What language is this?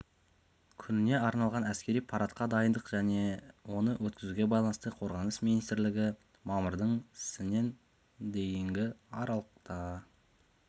Kazakh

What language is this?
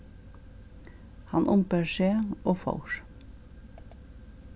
Faroese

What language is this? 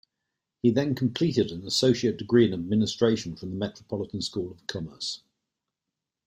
English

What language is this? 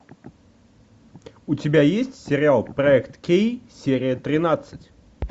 Russian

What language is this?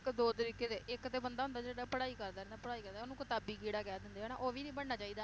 Punjabi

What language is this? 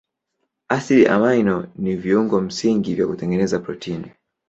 Swahili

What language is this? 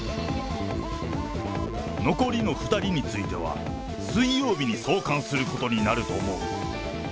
Japanese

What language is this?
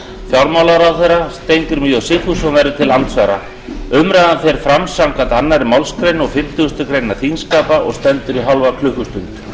Icelandic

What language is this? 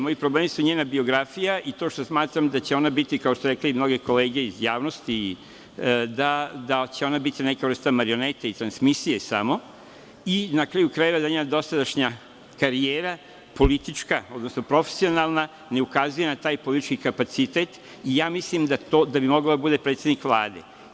Serbian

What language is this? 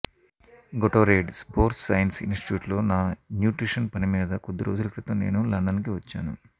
Telugu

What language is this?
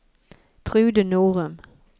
Norwegian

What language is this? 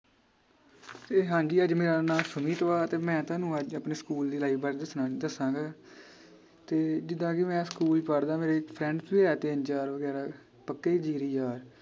Punjabi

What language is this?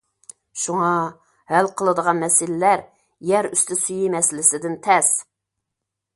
Uyghur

